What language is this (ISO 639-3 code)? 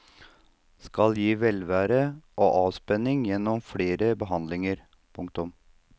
nor